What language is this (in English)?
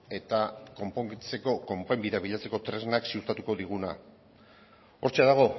Basque